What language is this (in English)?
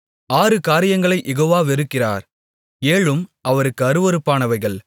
Tamil